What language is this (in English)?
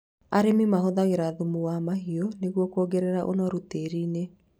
Kikuyu